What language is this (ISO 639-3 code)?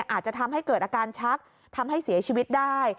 tha